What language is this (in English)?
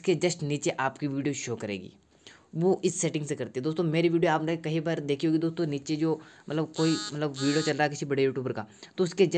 Hindi